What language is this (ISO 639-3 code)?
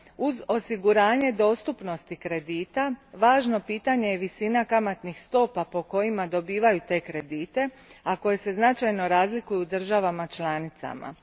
hrv